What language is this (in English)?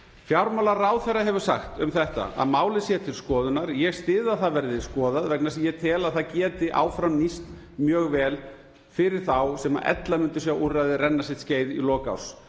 Icelandic